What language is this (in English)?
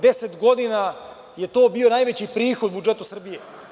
Serbian